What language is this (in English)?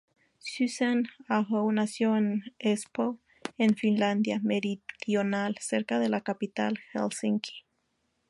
Spanish